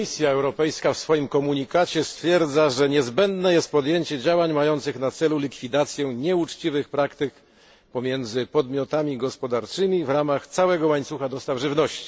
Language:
Polish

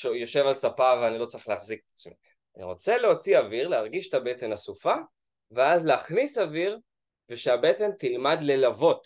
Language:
Hebrew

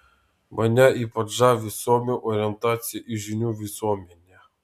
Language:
Lithuanian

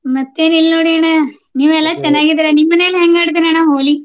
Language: Kannada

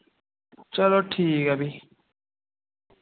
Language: Dogri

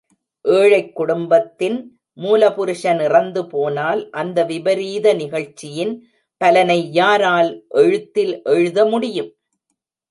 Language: Tamil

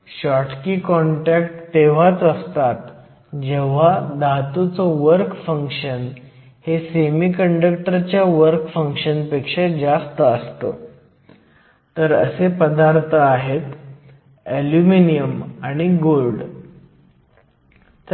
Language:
Marathi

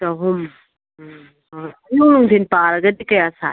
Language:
Manipuri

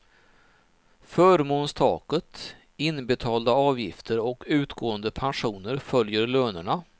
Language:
Swedish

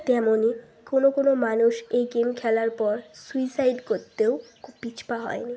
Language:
Bangla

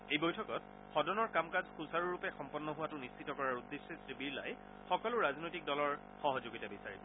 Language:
Assamese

